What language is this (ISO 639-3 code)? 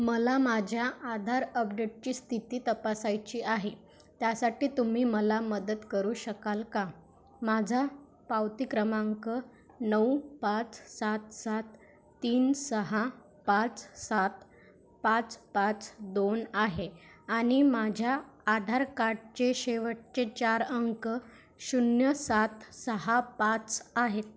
mar